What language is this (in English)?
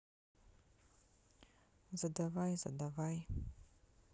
Russian